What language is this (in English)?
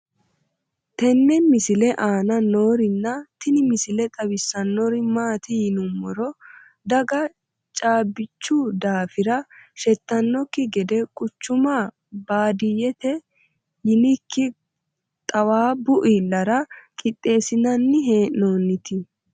Sidamo